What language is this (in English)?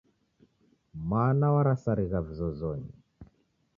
Taita